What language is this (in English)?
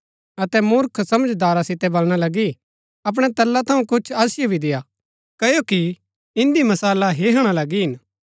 Gaddi